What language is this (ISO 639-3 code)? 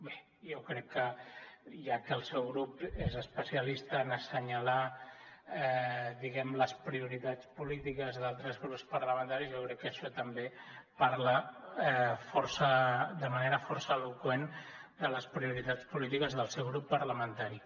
cat